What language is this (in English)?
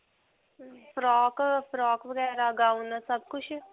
Punjabi